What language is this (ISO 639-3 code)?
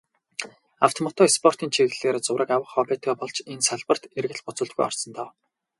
mon